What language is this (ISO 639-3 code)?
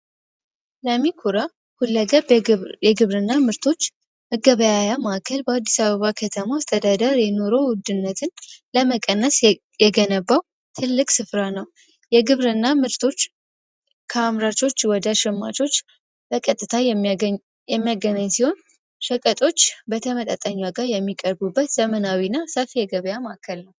amh